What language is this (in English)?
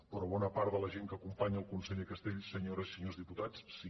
Catalan